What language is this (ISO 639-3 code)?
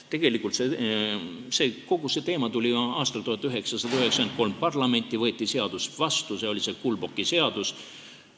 est